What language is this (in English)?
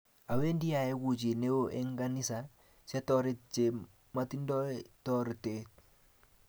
Kalenjin